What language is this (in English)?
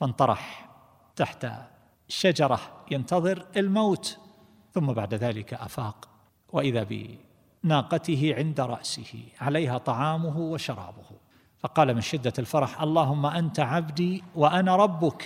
Arabic